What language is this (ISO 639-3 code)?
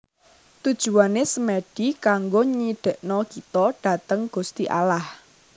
jav